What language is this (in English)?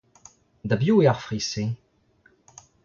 Breton